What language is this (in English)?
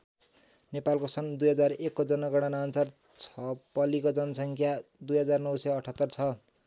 Nepali